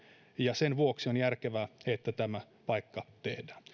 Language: Finnish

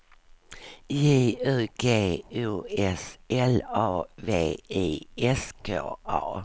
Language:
Swedish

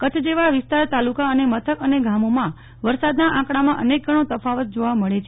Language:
Gujarati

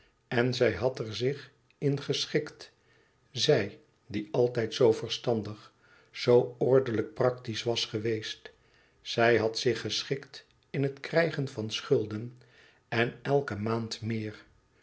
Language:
Dutch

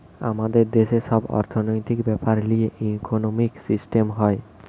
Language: Bangla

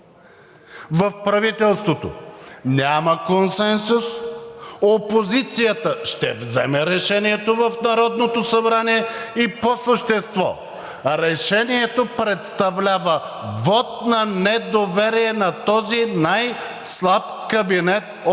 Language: Bulgarian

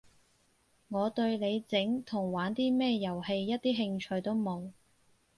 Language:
Cantonese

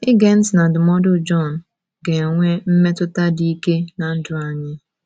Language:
Igbo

